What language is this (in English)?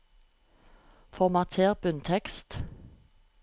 Norwegian